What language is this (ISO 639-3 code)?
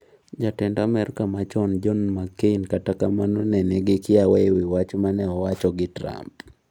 luo